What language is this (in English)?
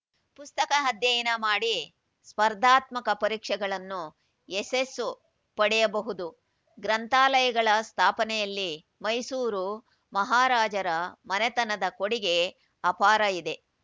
Kannada